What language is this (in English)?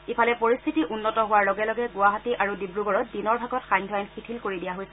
Assamese